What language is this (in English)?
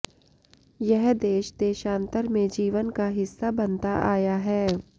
Sanskrit